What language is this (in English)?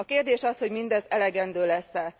Hungarian